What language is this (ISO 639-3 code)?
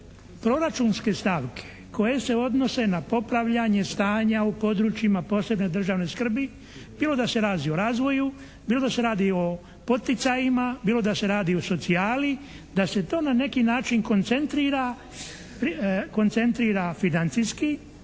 hrv